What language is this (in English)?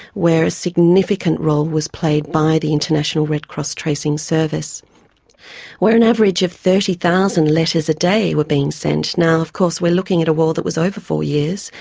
English